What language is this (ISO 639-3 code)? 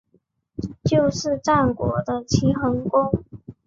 zho